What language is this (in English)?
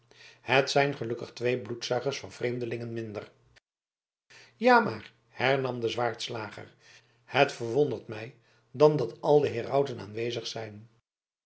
Dutch